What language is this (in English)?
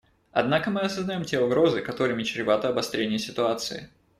Russian